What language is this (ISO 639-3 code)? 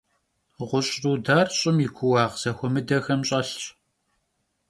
kbd